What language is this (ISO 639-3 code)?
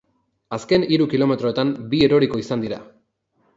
eus